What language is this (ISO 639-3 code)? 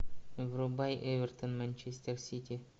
rus